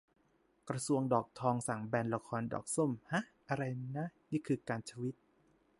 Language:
Thai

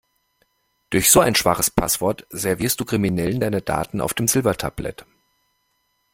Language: German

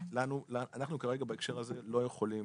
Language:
Hebrew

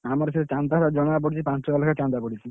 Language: Odia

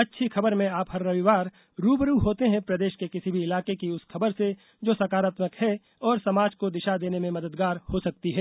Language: Hindi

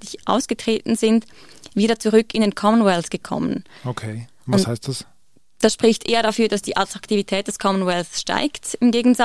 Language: German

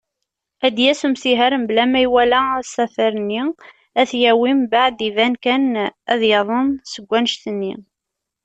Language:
Kabyle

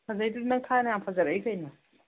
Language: Manipuri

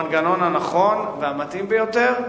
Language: Hebrew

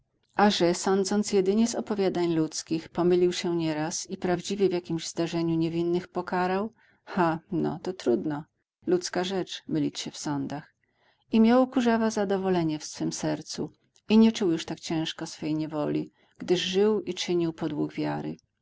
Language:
Polish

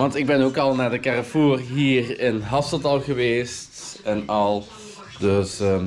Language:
Dutch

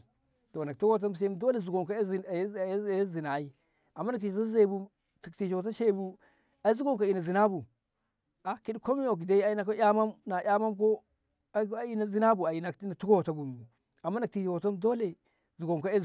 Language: Ngamo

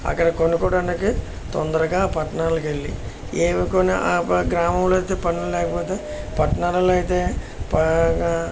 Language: Telugu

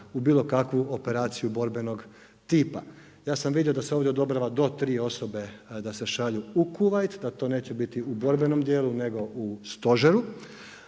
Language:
Croatian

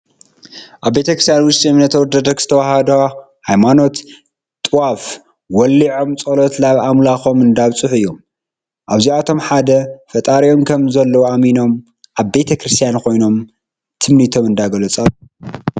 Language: Tigrinya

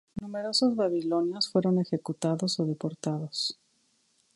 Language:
Spanish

